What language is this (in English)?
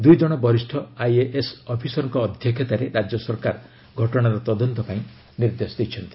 Odia